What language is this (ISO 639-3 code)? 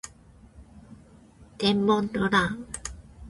jpn